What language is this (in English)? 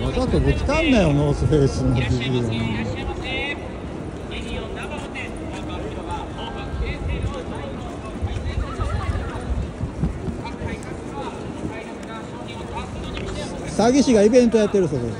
Japanese